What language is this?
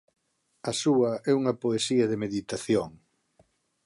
Galician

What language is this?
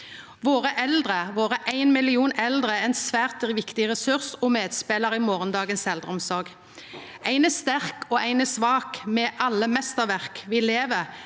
Norwegian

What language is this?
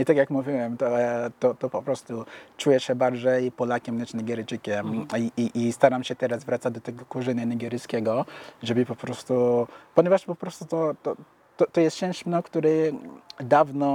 Polish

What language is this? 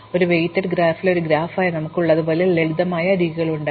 Malayalam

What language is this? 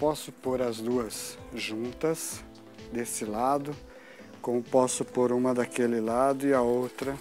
Portuguese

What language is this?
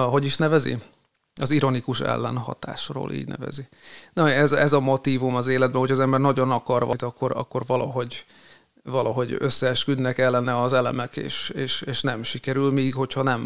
Hungarian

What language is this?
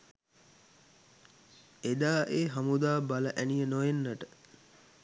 Sinhala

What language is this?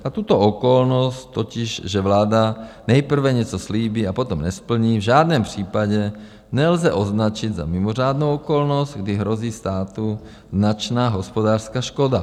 Czech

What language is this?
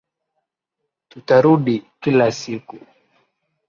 Swahili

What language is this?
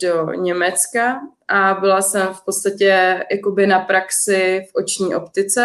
Czech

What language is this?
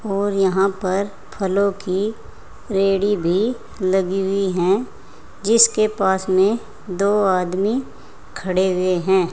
Hindi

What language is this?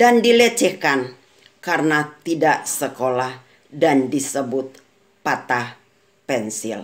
Indonesian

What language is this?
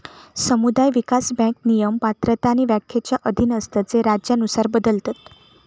Marathi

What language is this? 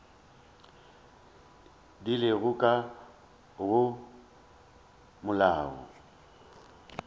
Northern Sotho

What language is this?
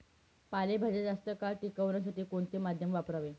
Marathi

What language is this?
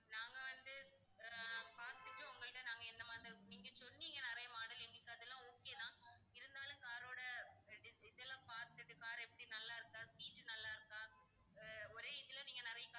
Tamil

